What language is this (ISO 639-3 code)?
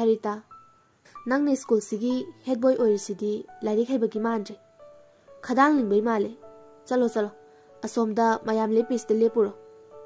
vie